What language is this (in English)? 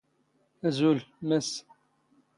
Standard Moroccan Tamazight